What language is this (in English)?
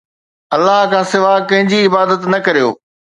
Sindhi